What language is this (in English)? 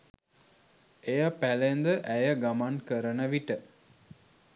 Sinhala